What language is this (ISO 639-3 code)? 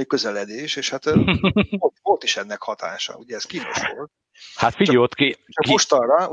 hun